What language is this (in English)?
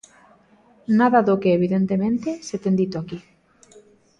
Galician